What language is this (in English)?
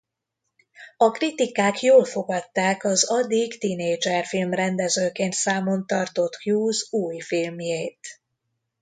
Hungarian